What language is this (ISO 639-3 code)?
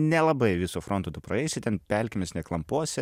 lit